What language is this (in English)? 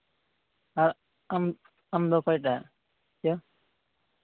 Santali